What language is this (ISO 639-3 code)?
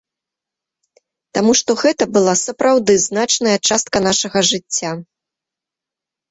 bel